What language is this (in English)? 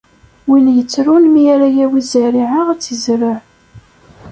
Kabyle